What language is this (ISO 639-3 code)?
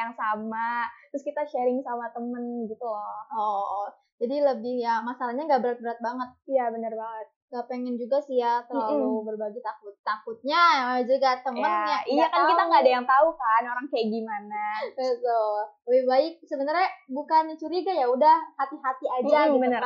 ind